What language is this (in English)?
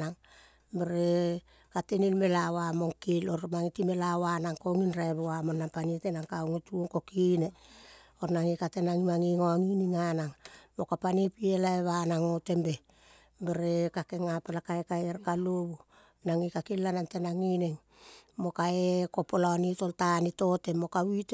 Kol (Papua New Guinea)